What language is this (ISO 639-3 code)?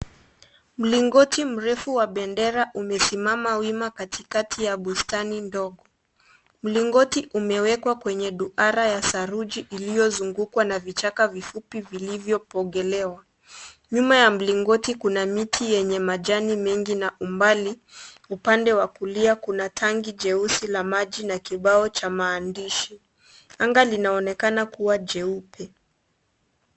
swa